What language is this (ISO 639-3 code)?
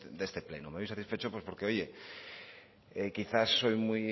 spa